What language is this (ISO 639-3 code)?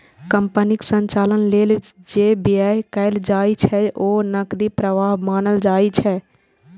mai